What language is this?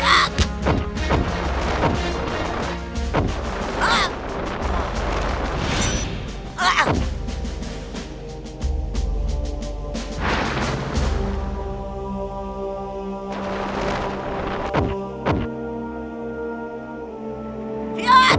Indonesian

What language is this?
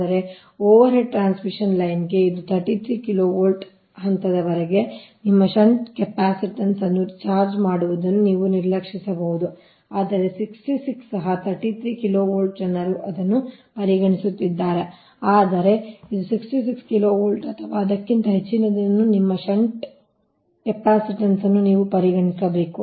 Kannada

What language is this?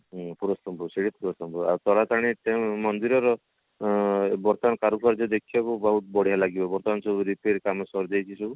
Odia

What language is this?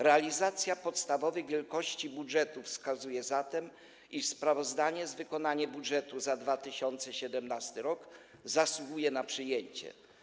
Polish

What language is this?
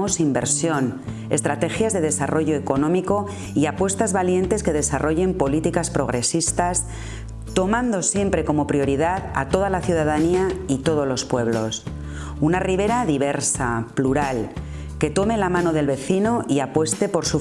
Spanish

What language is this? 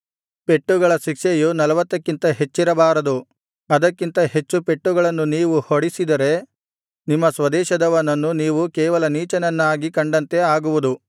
Kannada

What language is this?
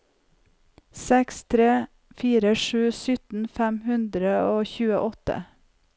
Norwegian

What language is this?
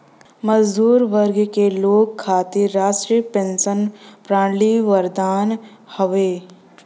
Bhojpuri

